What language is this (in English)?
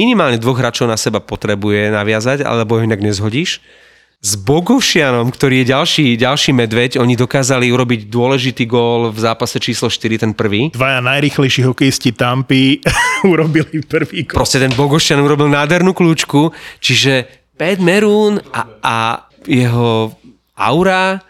Slovak